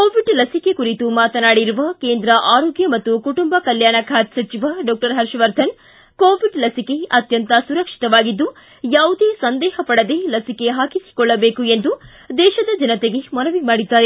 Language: Kannada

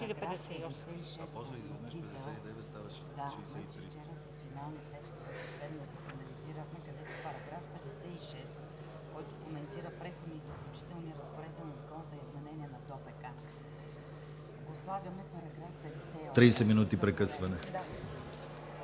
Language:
Bulgarian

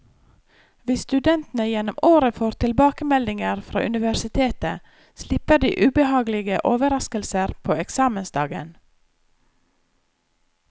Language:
Norwegian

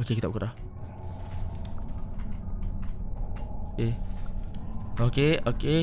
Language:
Malay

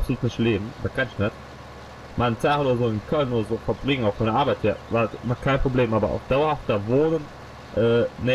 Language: German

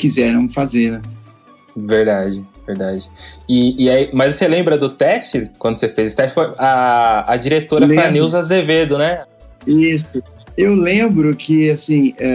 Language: Portuguese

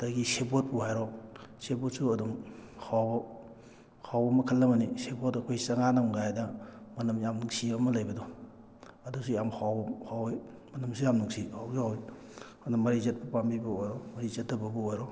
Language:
Manipuri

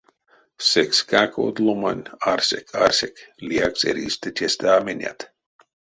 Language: Erzya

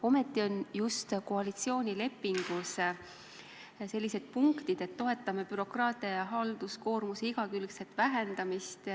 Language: Estonian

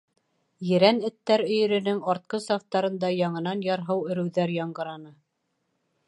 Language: Bashkir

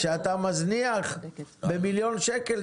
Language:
Hebrew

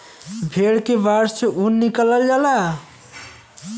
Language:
Bhojpuri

